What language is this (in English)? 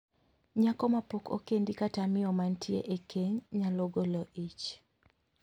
Luo (Kenya and Tanzania)